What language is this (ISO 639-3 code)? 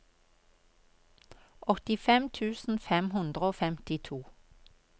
nor